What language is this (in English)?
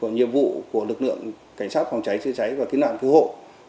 Vietnamese